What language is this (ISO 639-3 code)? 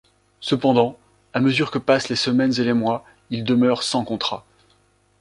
fra